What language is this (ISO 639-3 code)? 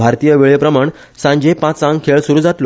kok